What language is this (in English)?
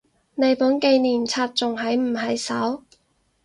Cantonese